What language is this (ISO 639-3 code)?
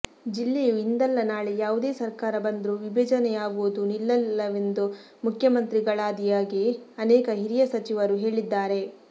kan